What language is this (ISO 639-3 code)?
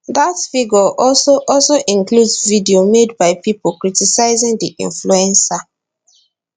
pcm